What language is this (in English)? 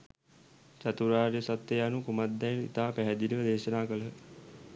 Sinhala